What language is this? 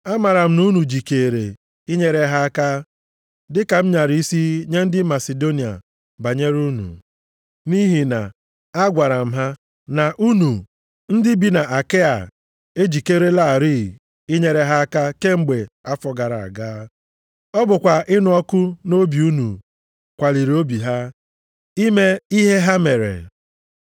Igbo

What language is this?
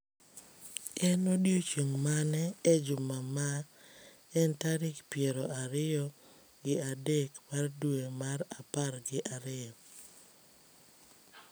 Luo (Kenya and Tanzania)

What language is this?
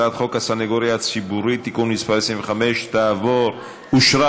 Hebrew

